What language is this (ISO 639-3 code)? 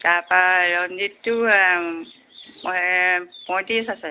asm